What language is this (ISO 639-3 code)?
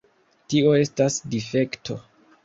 epo